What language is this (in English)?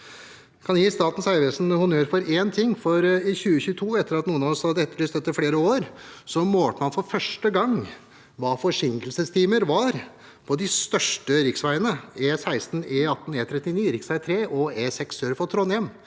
Norwegian